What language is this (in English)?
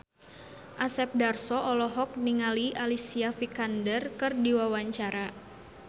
Sundanese